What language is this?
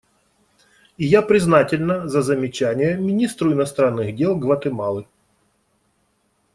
Russian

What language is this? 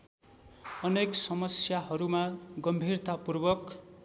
Nepali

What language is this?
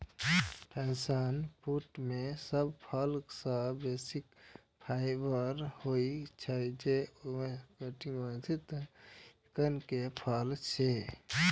Maithili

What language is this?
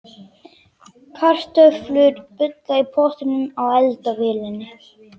Icelandic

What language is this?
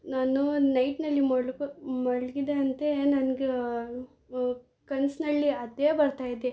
Kannada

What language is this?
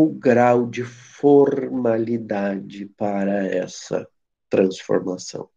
Portuguese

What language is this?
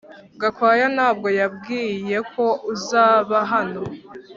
Kinyarwanda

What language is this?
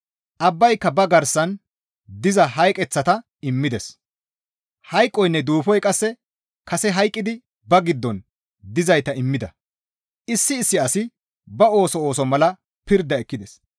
Gamo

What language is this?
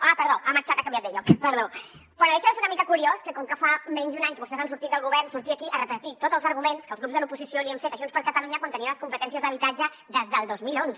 Catalan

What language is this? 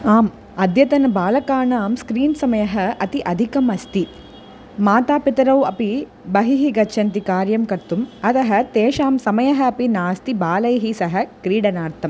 Sanskrit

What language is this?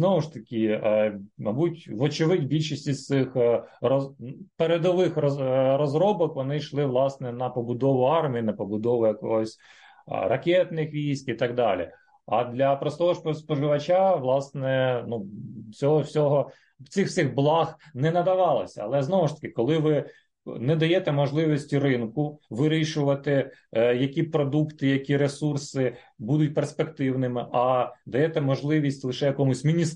Ukrainian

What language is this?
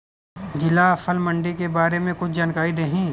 Bhojpuri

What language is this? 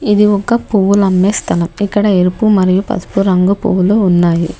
Telugu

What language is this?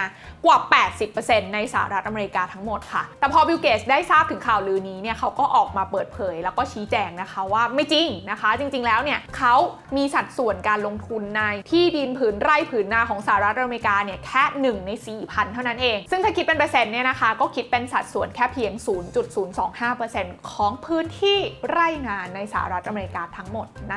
Thai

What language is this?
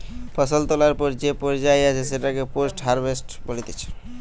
Bangla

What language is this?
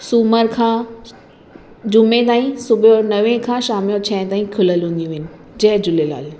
Sindhi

